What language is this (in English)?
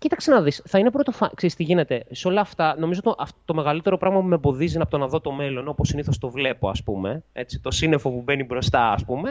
Greek